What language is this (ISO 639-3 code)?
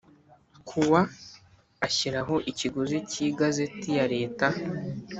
kin